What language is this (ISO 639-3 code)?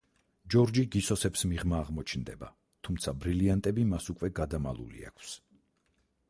kat